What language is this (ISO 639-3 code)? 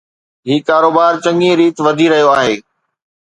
snd